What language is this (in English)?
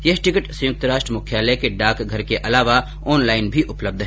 Hindi